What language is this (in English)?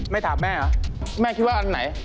Thai